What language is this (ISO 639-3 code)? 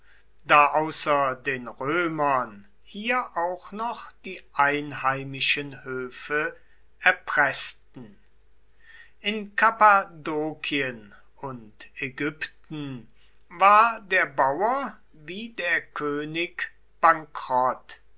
deu